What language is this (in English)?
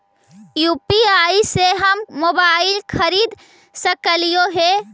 Magahi